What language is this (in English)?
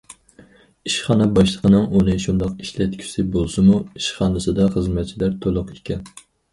Uyghur